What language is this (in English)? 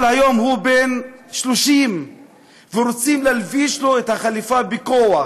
Hebrew